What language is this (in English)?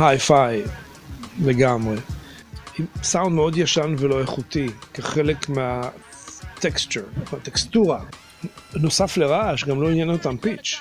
Hebrew